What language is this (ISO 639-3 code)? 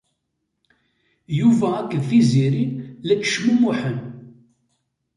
kab